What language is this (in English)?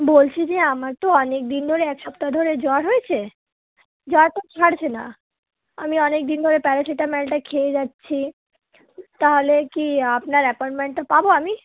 Bangla